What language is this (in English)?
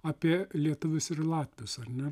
Lithuanian